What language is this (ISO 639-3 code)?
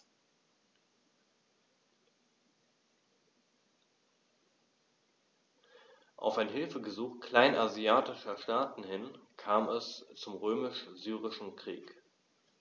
deu